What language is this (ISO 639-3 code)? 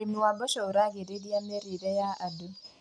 kik